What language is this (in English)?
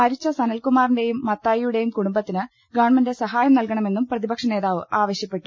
Malayalam